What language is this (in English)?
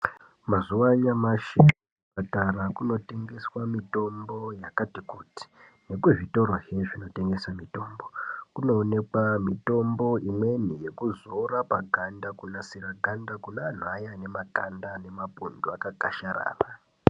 Ndau